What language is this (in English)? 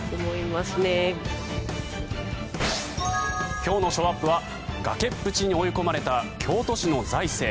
Japanese